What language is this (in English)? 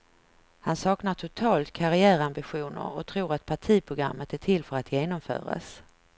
Swedish